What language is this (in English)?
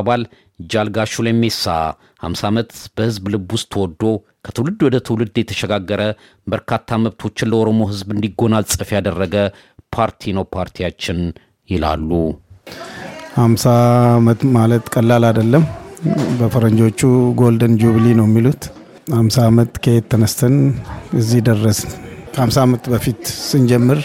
Amharic